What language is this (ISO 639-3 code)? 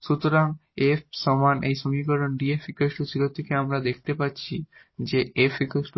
ben